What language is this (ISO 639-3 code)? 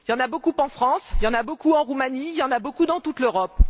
fra